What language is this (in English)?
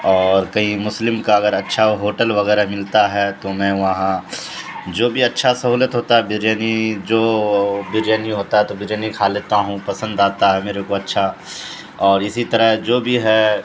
Urdu